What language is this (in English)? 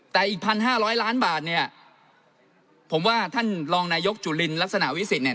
Thai